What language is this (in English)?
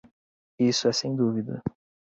Portuguese